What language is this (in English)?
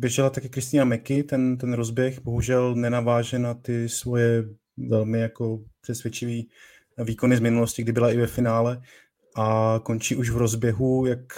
Czech